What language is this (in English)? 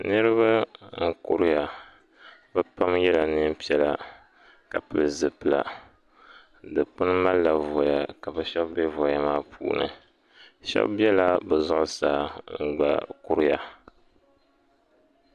Dagbani